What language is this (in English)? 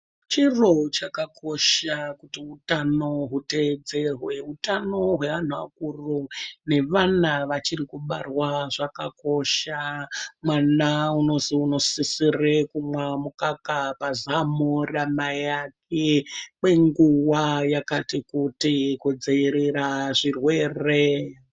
Ndau